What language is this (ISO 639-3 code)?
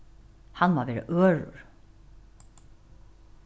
fao